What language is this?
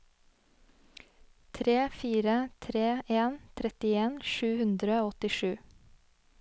Norwegian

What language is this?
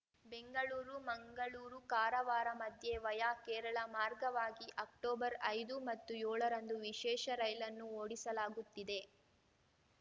Kannada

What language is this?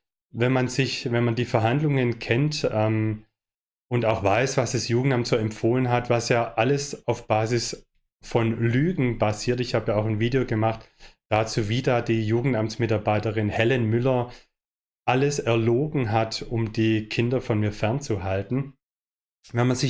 German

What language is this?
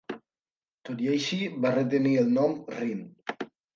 Catalan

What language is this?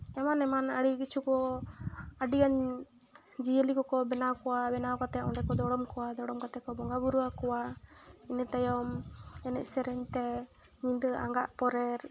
Santali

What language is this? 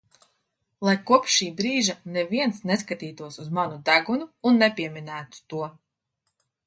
Latvian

